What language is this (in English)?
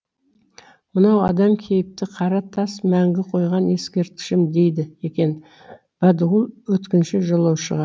Kazakh